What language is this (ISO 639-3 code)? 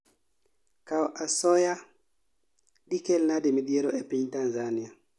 luo